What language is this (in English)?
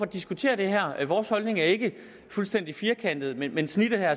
Danish